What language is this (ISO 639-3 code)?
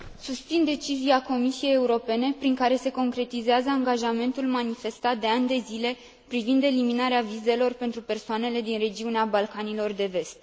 ron